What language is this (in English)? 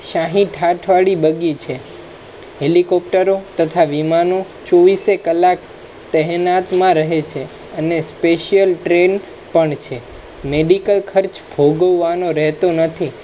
Gujarati